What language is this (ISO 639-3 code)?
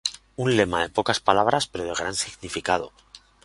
spa